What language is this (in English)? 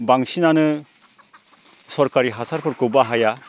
Bodo